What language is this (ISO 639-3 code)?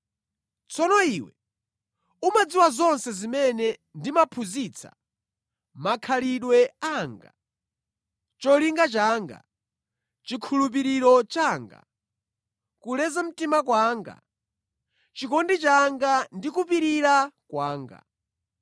nya